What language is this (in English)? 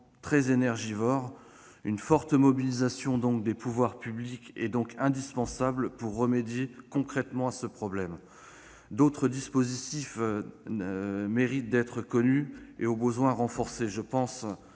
French